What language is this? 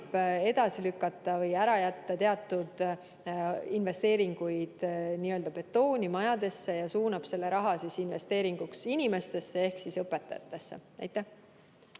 Estonian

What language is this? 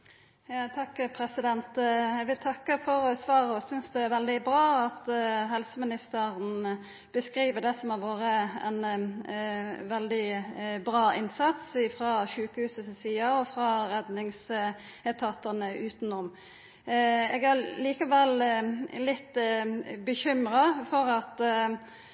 Norwegian Nynorsk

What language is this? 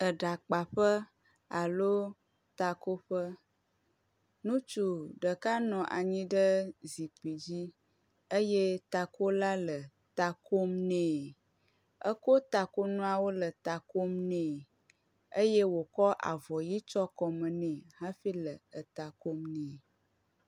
Ewe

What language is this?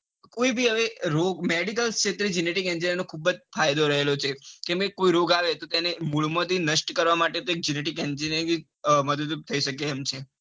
Gujarati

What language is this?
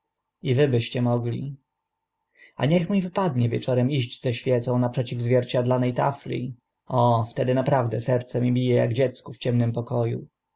Polish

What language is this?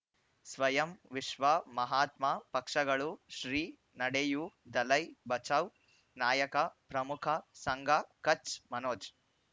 Kannada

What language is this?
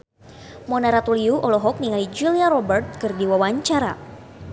Sundanese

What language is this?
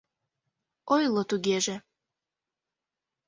Mari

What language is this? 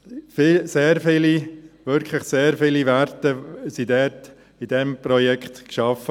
Swiss German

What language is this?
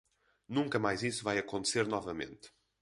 Portuguese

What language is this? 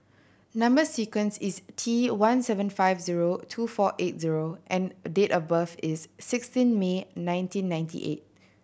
English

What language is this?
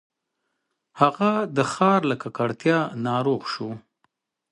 Pashto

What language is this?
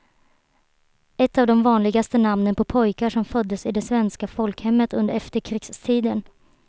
Swedish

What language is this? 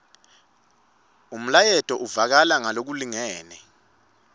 Swati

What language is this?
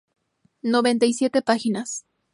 Spanish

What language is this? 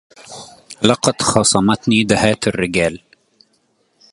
Arabic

